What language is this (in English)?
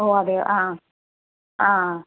Malayalam